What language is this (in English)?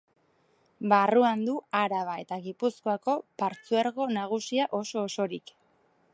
Basque